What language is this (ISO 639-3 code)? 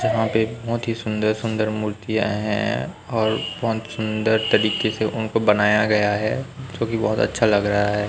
hin